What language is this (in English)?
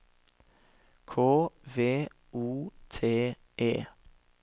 Norwegian